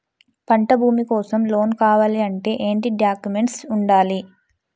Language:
Telugu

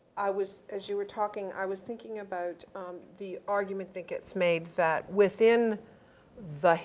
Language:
English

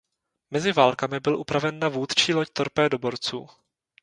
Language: Czech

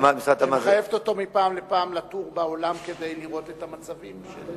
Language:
Hebrew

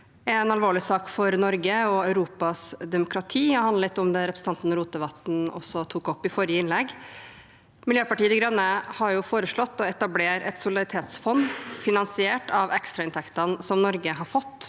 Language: Norwegian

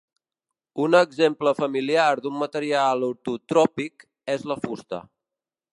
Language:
Catalan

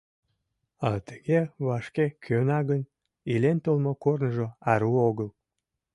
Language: Mari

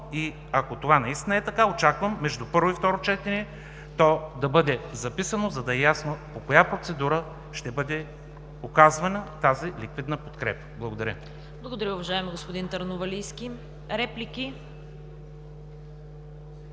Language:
Bulgarian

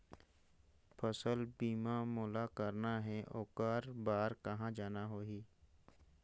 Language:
Chhattisgarhi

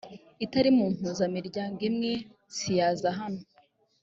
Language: Kinyarwanda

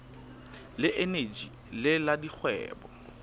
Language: Southern Sotho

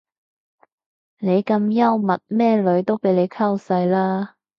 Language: Cantonese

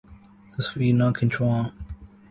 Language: Urdu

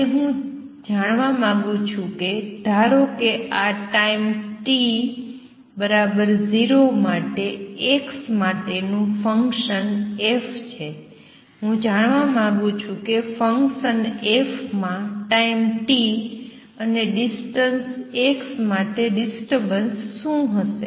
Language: Gujarati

